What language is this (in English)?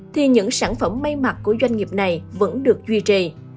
Vietnamese